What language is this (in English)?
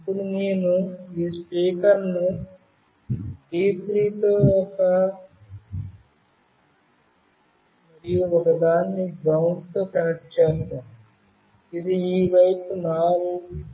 Telugu